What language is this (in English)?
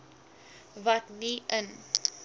Afrikaans